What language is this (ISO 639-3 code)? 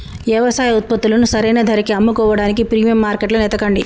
tel